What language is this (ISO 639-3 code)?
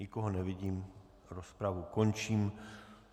ces